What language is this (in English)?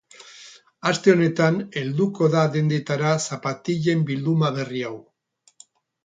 Basque